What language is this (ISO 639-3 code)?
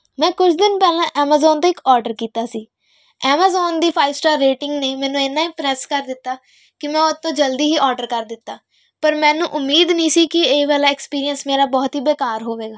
pan